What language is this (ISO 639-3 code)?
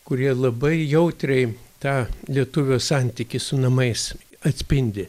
lit